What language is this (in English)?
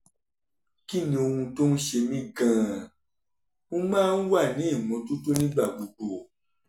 Yoruba